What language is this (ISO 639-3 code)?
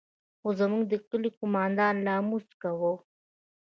pus